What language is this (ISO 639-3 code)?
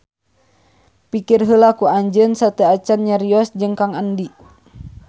sun